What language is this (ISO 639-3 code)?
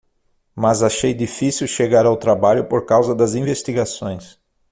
por